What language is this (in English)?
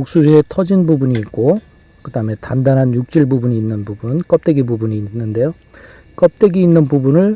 Korean